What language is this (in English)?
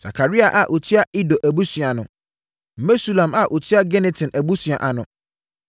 Akan